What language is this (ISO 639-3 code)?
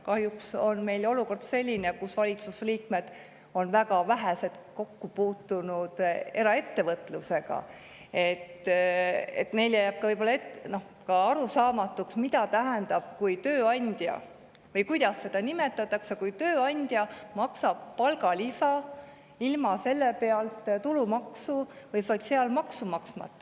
est